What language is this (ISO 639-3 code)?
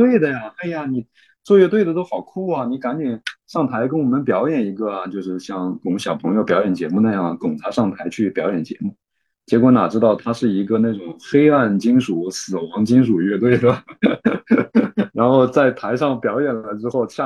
zho